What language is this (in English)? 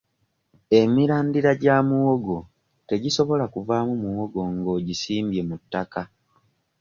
Ganda